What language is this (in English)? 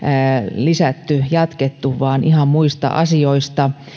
Finnish